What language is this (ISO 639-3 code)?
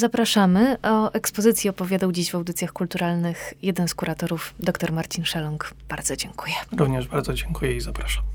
pol